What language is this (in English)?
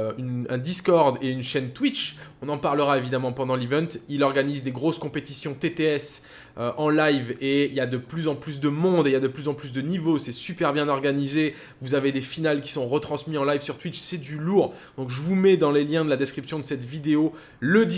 French